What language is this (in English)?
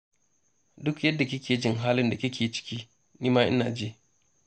Hausa